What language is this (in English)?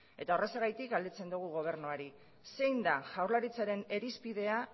Basque